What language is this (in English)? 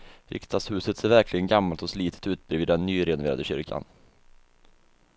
Swedish